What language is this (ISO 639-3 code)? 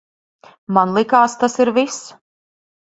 lav